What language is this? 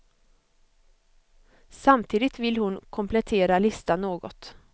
Swedish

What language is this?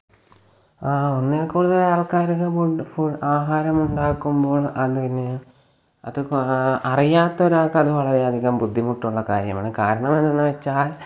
Malayalam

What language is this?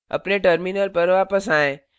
Hindi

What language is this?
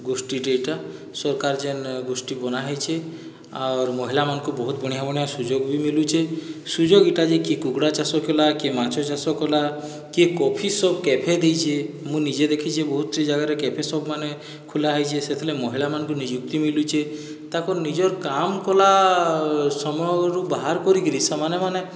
Odia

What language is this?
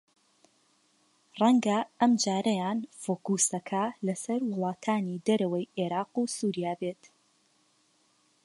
Central Kurdish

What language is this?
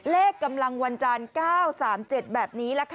Thai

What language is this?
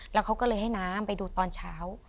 Thai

